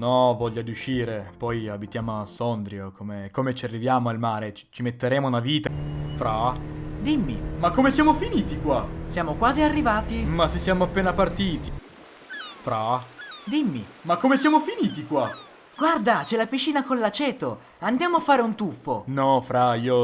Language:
Italian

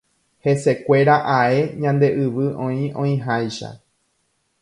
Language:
Guarani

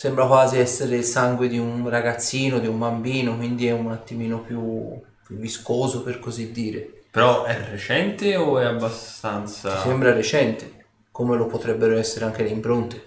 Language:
Italian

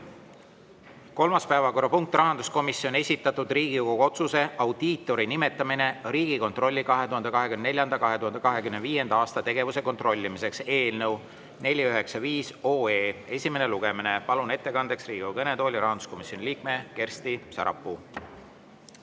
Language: Estonian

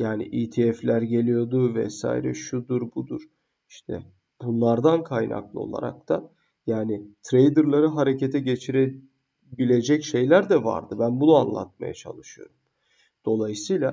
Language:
Turkish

